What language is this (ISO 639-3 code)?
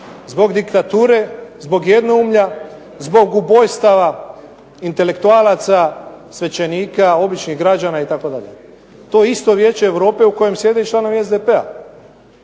hrv